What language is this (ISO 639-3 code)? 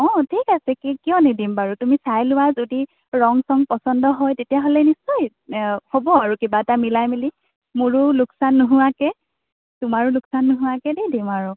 asm